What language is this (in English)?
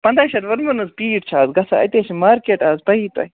Kashmiri